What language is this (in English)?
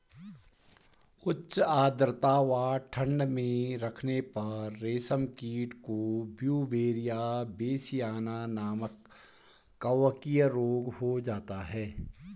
Hindi